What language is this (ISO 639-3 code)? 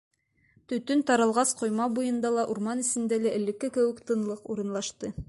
bak